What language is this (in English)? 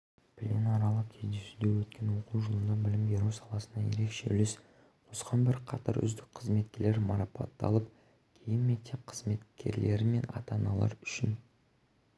Kazakh